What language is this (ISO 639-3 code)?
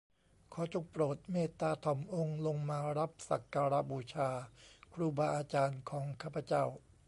tha